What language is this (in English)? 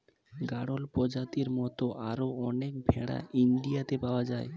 Bangla